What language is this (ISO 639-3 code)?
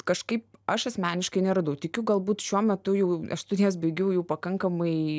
lit